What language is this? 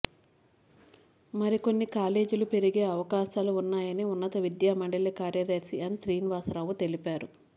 Telugu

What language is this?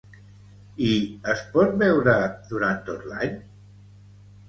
Catalan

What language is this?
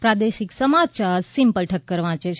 Gujarati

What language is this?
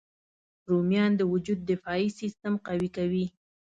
Pashto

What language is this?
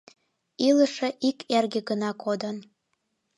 Mari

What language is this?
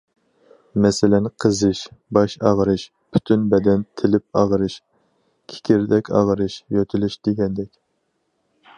Uyghur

